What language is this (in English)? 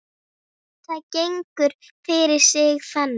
Icelandic